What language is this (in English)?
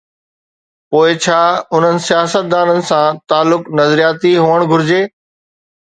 Sindhi